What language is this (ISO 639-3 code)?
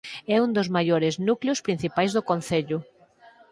glg